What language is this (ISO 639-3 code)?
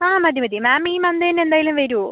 mal